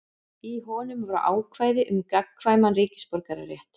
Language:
Icelandic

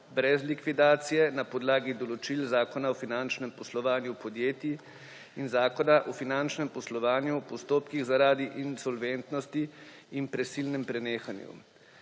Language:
Slovenian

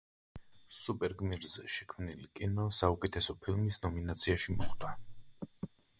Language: Georgian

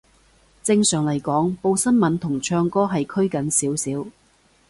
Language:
Cantonese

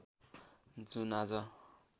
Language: Nepali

